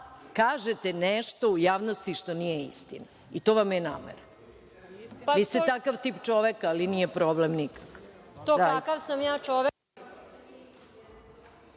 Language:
Serbian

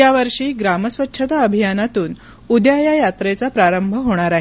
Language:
Marathi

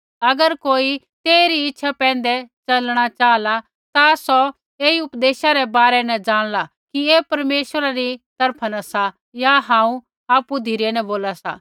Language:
Kullu Pahari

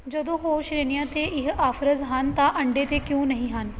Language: Punjabi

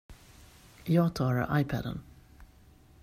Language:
Swedish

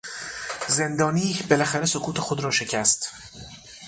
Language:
Persian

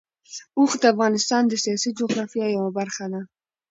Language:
Pashto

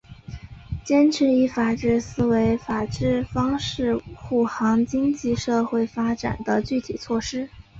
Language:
Chinese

